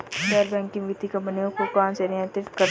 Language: Hindi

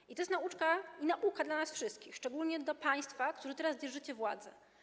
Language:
Polish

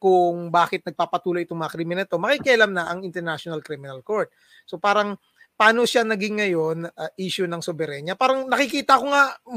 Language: Filipino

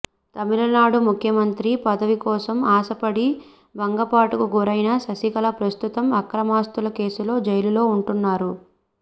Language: Telugu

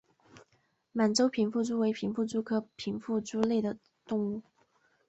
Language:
Chinese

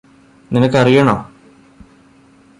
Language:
Malayalam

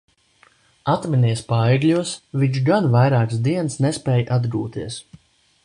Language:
Latvian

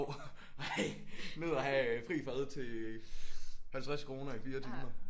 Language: Danish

